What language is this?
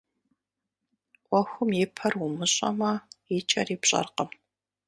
Kabardian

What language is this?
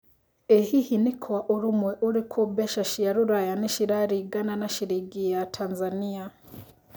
Kikuyu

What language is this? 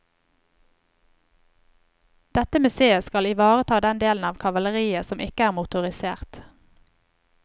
Norwegian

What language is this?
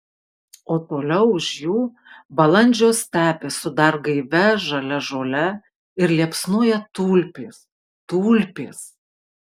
Lithuanian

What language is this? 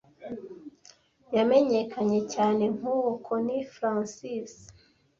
Kinyarwanda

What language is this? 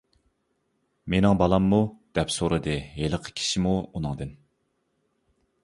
Uyghur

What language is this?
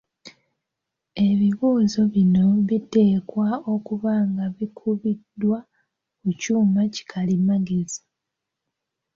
Ganda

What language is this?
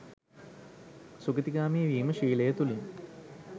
Sinhala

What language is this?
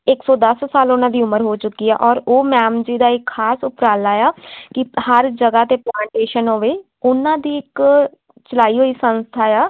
Punjabi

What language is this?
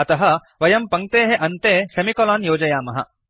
Sanskrit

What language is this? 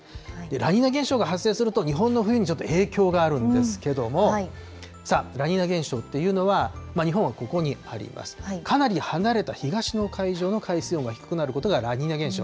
Japanese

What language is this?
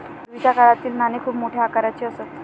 Marathi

